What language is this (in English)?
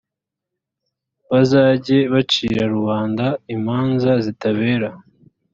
Kinyarwanda